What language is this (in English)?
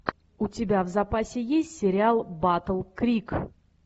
Russian